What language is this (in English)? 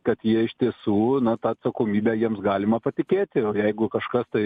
Lithuanian